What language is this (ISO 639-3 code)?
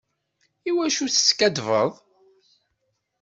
kab